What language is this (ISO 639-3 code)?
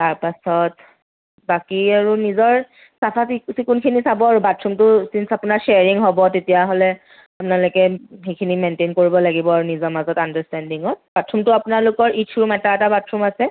asm